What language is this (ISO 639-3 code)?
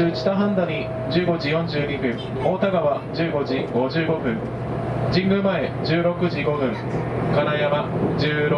jpn